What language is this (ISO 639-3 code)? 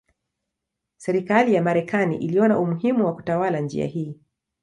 swa